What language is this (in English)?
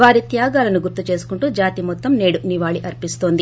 Telugu